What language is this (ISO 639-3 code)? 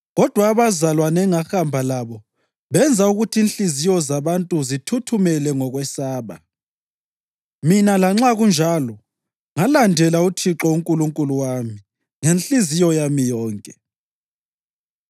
nde